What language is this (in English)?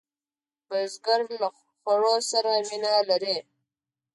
Pashto